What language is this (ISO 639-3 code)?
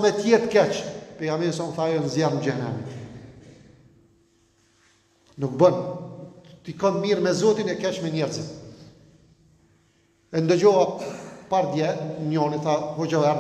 ron